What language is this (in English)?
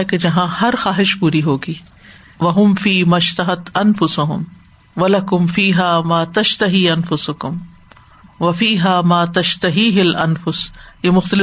Urdu